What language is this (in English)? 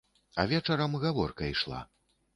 Belarusian